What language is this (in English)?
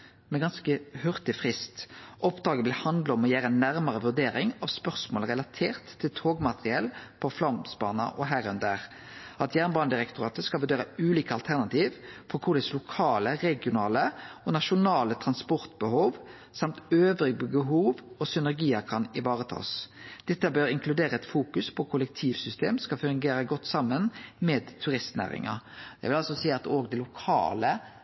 Norwegian Nynorsk